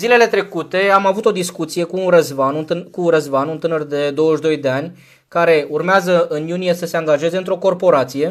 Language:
Romanian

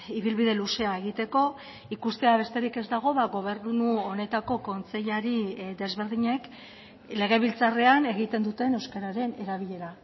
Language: Basque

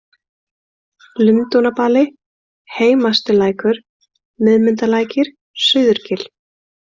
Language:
Icelandic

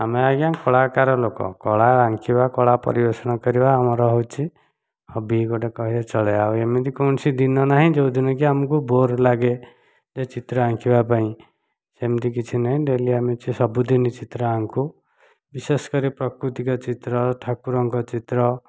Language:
Odia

